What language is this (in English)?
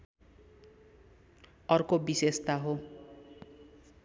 Nepali